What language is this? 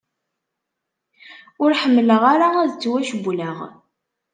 Kabyle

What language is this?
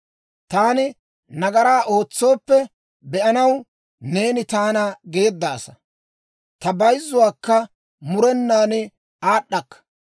Dawro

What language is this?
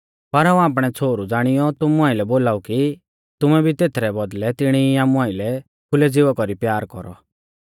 Mahasu Pahari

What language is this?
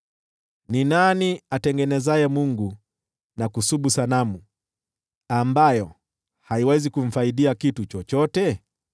Swahili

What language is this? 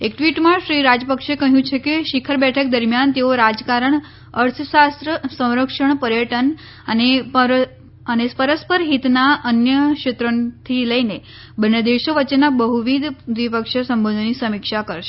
Gujarati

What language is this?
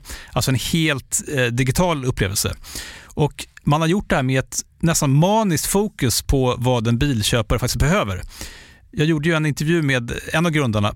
Swedish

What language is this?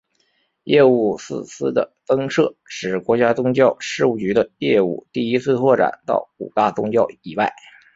Chinese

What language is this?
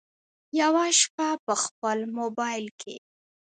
Pashto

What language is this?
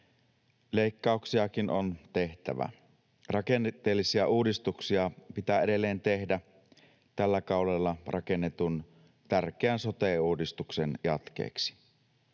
Finnish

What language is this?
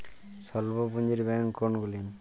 Bangla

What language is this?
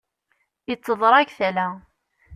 Kabyle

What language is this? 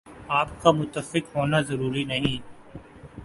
Urdu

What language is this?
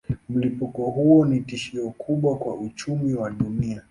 Swahili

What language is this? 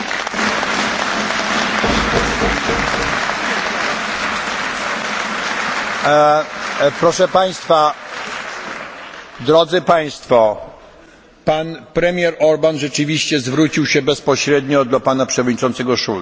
Polish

